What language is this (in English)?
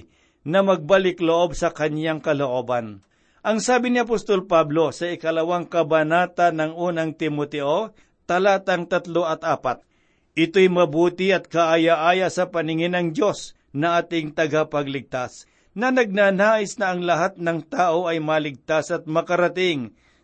Filipino